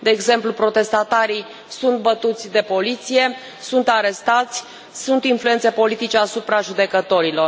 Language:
Romanian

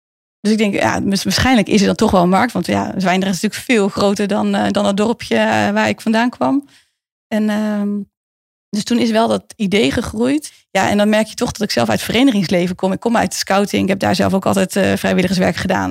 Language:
Dutch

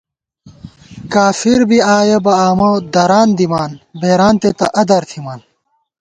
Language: Gawar-Bati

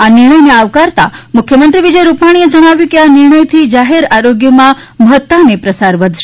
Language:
Gujarati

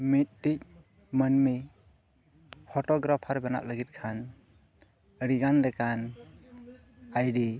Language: Santali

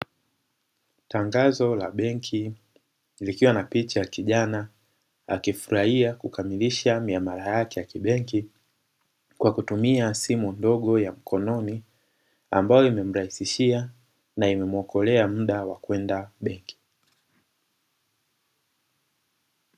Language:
Swahili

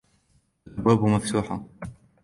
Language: Arabic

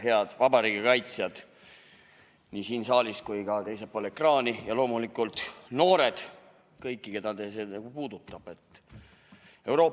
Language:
Estonian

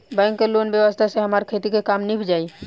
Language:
Bhojpuri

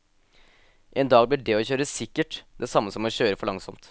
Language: Norwegian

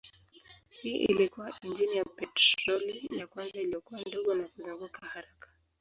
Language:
Swahili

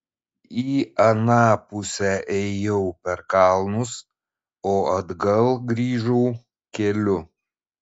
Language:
Lithuanian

